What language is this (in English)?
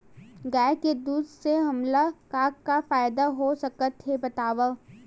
Chhattisgarhi